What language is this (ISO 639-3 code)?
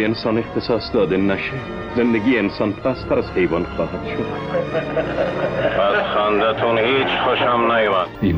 fas